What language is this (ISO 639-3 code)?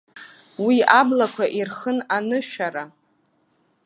abk